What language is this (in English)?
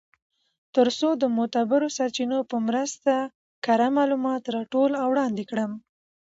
Pashto